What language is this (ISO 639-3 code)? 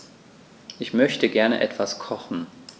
deu